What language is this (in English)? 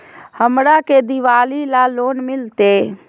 Magahi